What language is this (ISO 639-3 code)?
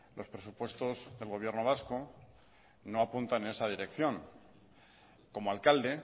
spa